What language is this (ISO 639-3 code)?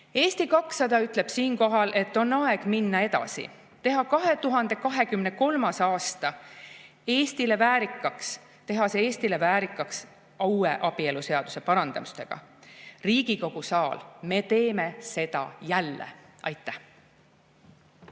est